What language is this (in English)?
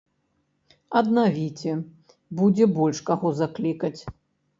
Belarusian